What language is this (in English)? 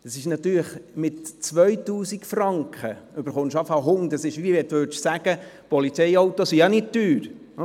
Swiss German